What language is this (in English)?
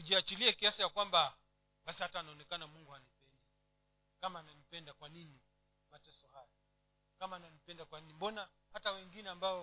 Swahili